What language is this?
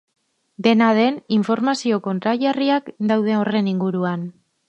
Basque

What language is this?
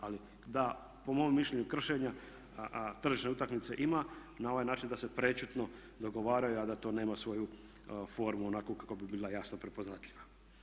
Croatian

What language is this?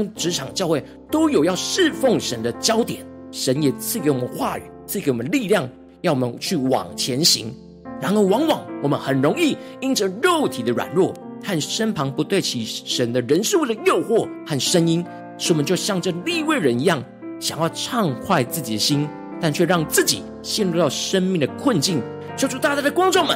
Chinese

